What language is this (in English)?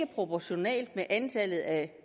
Danish